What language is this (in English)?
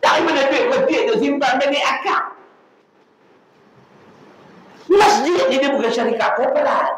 Malay